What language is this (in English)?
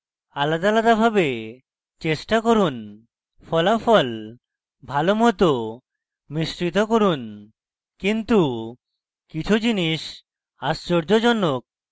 Bangla